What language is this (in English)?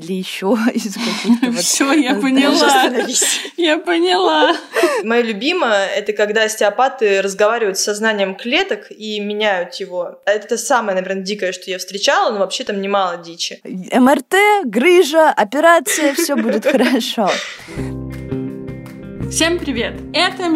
Russian